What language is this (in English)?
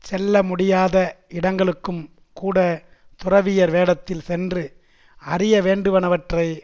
Tamil